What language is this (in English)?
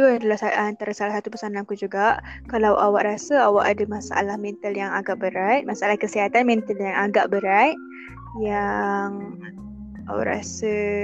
Malay